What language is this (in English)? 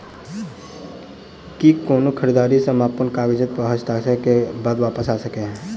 Maithili